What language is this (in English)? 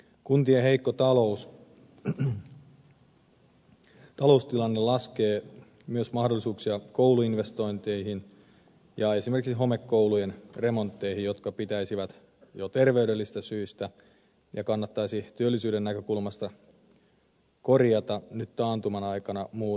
Finnish